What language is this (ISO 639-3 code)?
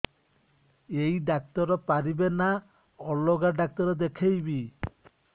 ori